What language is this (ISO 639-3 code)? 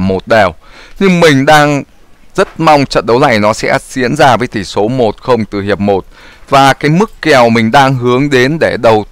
vie